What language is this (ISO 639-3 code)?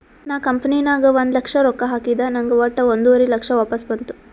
kan